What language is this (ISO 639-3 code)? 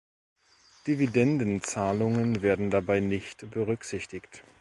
deu